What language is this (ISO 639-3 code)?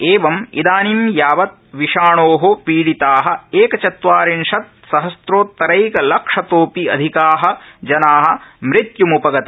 san